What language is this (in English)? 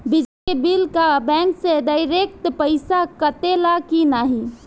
Bhojpuri